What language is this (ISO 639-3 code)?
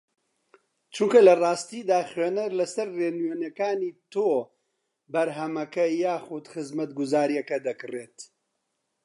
ckb